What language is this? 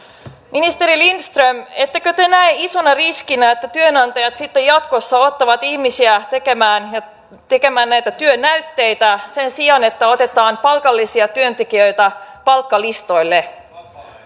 Finnish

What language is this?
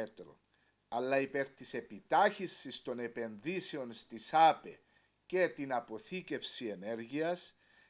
Greek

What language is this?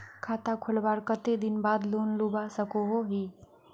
Magahi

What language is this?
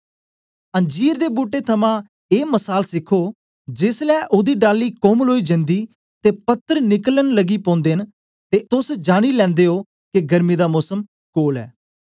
Dogri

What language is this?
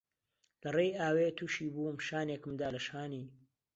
Central Kurdish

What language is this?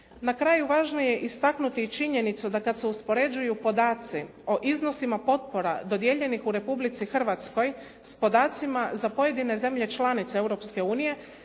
Croatian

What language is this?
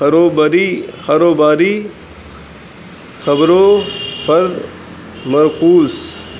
Urdu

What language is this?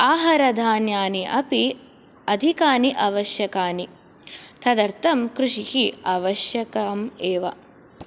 Sanskrit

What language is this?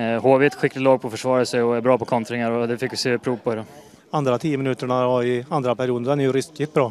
Swedish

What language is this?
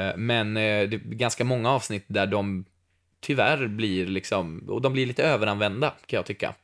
Swedish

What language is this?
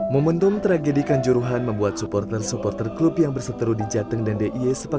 Indonesian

